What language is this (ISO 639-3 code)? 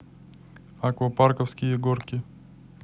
rus